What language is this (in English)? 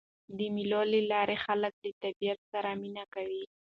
Pashto